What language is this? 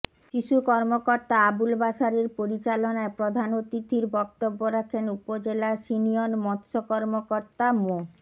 Bangla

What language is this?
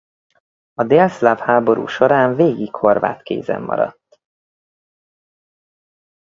Hungarian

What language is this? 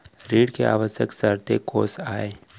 Chhattisgarhi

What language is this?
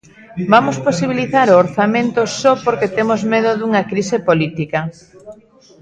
Galician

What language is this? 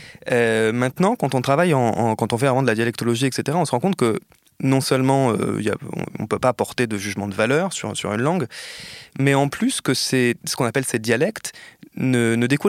French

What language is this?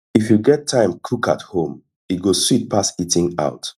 Nigerian Pidgin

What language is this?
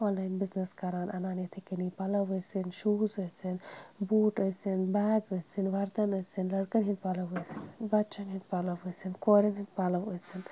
Kashmiri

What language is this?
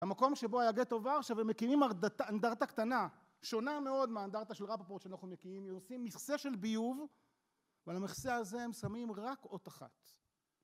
Hebrew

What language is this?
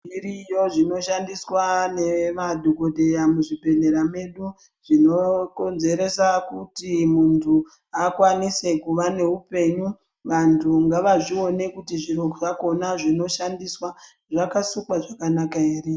Ndau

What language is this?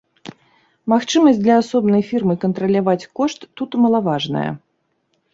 Belarusian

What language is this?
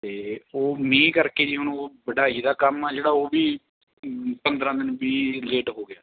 Punjabi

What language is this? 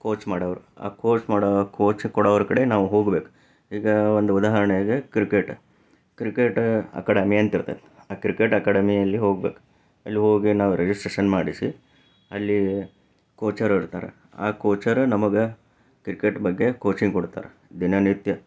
Kannada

